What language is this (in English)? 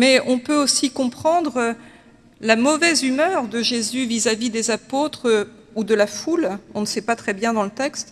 French